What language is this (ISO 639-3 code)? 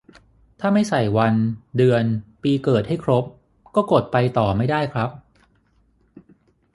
tha